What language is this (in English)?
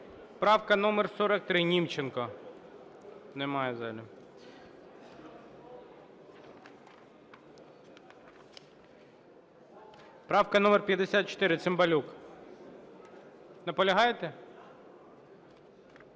Ukrainian